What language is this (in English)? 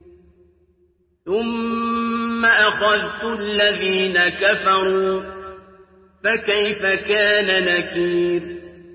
Arabic